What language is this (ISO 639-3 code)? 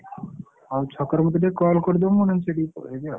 ori